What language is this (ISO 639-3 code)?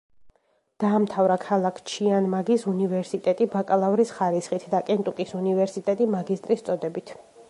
kat